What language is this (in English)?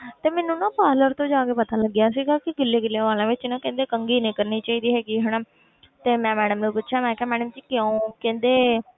Punjabi